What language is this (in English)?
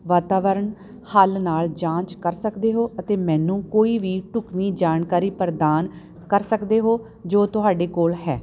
Punjabi